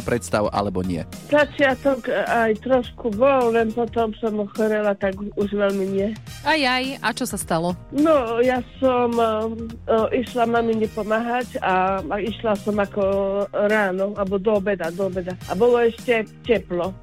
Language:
Slovak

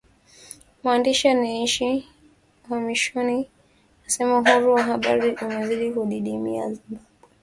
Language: Swahili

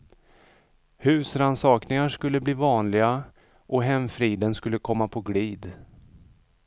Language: Swedish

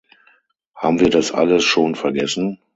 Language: German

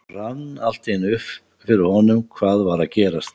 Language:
Icelandic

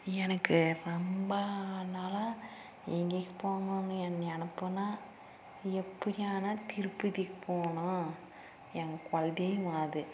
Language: Tamil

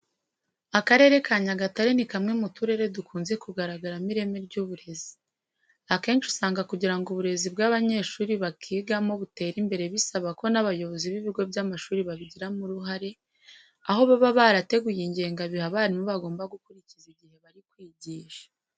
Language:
Kinyarwanda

